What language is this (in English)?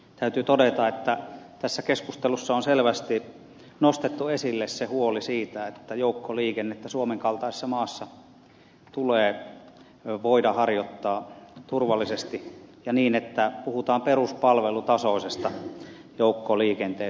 Finnish